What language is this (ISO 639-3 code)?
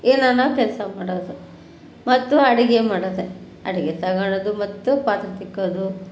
kan